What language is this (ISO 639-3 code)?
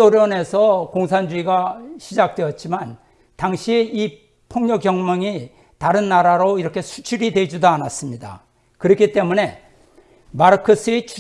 kor